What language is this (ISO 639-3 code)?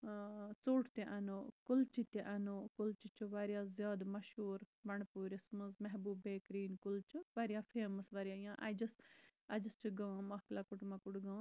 kas